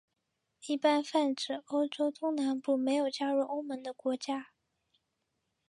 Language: Chinese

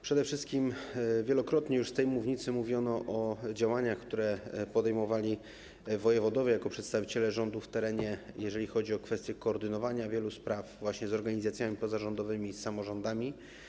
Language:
Polish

